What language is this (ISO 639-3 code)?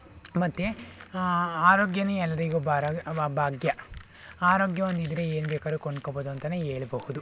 kan